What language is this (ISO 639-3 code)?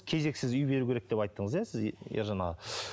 kaz